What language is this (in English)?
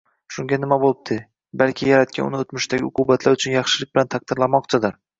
Uzbek